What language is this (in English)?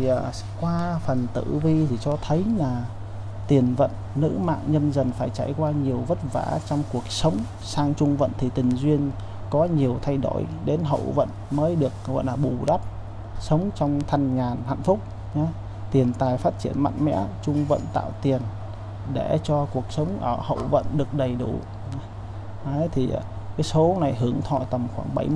Vietnamese